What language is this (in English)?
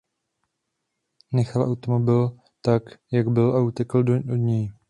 Czech